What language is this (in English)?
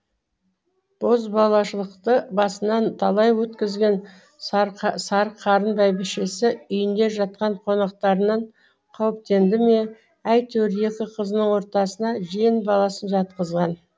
Kazakh